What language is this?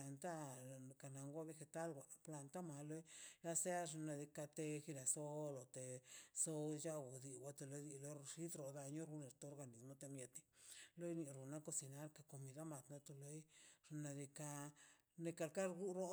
Mazaltepec Zapotec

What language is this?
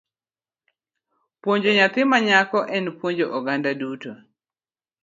Luo (Kenya and Tanzania)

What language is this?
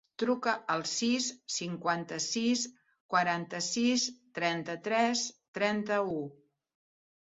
Catalan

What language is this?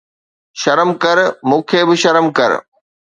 Sindhi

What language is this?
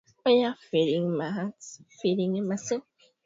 Swahili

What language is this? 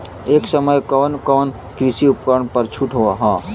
Bhojpuri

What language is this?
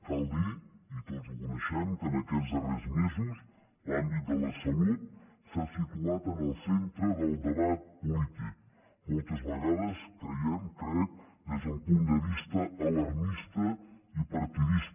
Catalan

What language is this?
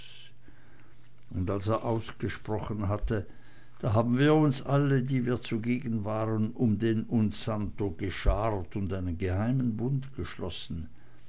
German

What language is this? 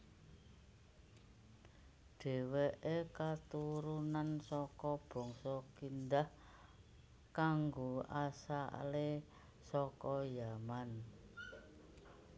Javanese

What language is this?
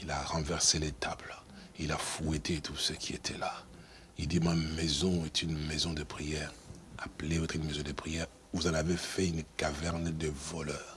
French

